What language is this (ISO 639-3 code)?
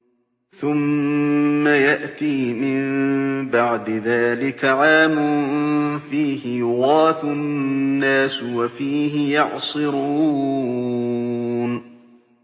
ara